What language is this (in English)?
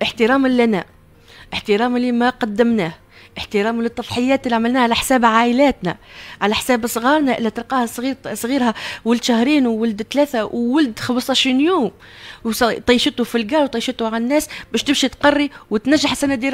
Arabic